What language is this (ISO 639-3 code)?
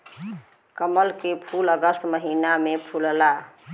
bho